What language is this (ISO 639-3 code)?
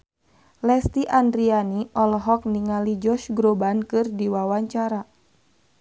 sun